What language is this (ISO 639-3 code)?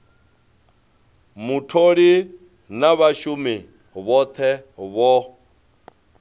ven